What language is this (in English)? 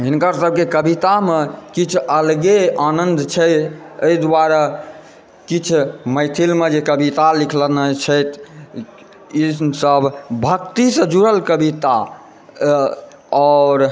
Maithili